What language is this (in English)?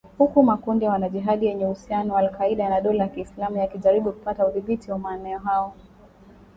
Swahili